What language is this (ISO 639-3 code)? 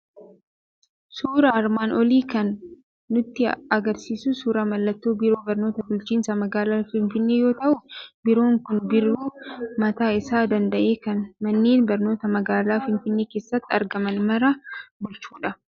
orm